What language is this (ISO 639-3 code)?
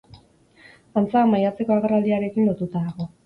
eus